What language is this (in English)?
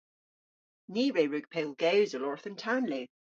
Cornish